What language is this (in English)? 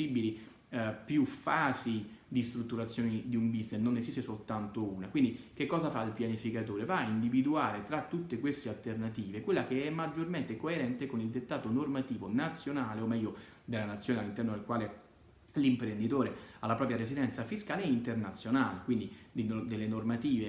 Italian